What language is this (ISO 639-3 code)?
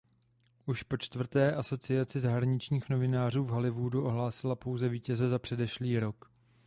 ces